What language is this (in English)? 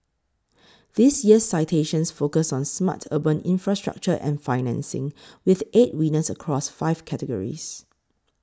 English